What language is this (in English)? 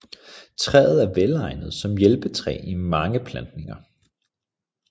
Danish